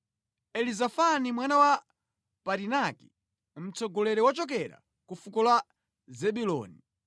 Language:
Nyanja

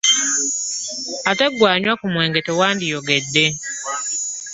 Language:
Ganda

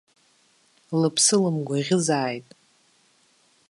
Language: Abkhazian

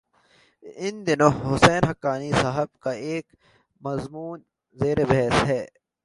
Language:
Urdu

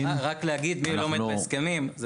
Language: Hebrew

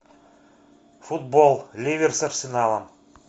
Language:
Russian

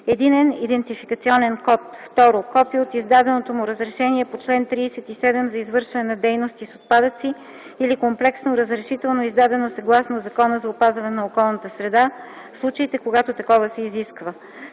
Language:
Bulgarian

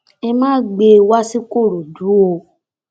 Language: Yoruba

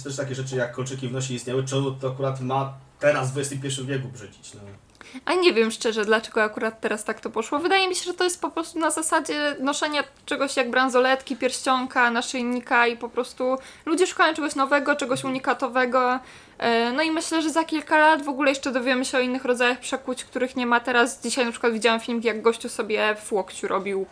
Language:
Polish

